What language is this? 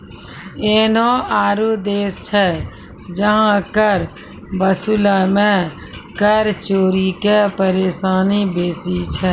Maithili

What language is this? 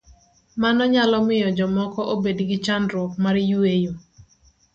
Luo (Kenya and Tanzania)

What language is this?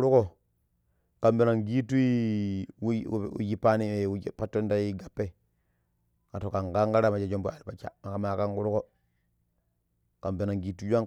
Pero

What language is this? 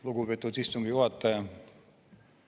Estonian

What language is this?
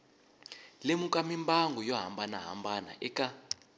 Tsonga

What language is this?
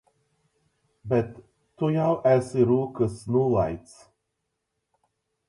Latgalian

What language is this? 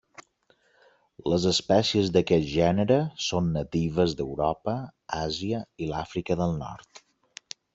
Catalan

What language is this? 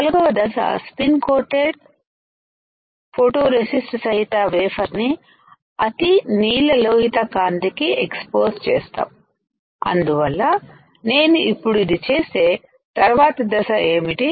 Telugu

